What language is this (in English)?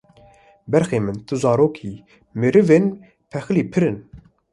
Kurdish